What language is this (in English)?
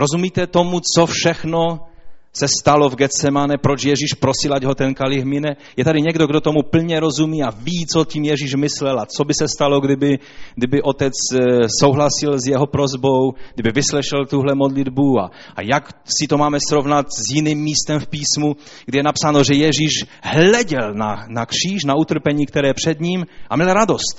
Czech